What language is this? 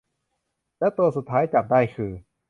Thai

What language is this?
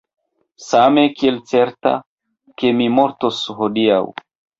Esperanto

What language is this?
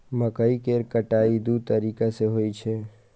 Maithili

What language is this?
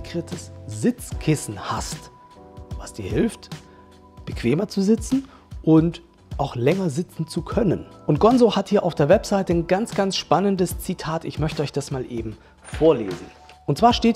German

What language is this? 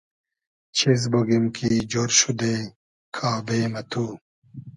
Hazaragi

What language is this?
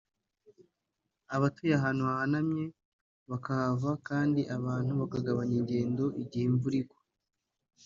Kinyarwanda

